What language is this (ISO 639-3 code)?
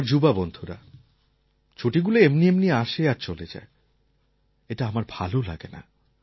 ben